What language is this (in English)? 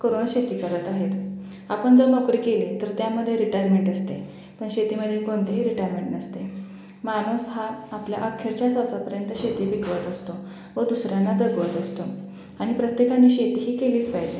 Marathi